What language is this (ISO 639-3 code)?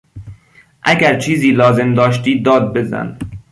fas